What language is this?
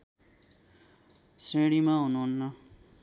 Nepali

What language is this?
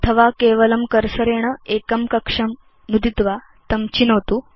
Sanskrit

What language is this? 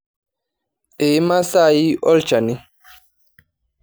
Masai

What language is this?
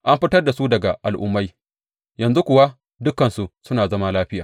Hausa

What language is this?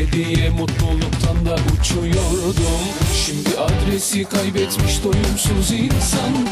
Turkish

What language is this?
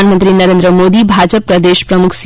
Gujarati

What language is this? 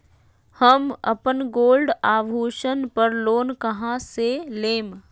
Magahi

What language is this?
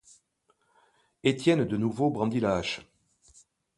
French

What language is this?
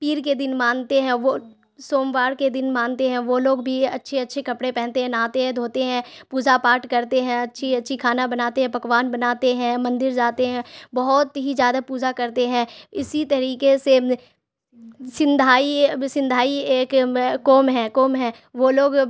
Urdu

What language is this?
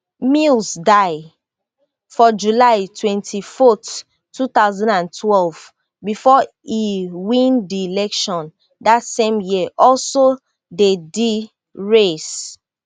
Nigerian Pidgin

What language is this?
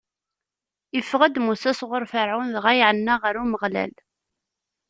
Kabyle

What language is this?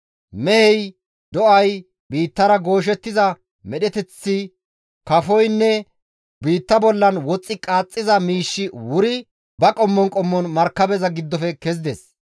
Gamo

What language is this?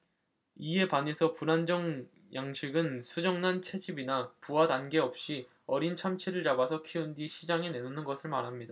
Korean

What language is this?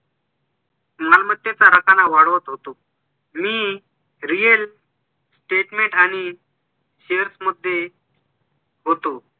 Marathi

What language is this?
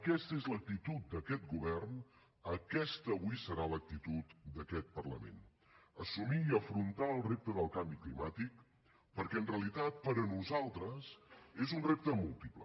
Catalan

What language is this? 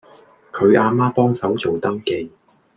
Cantonese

